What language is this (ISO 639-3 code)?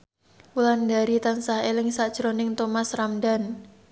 jav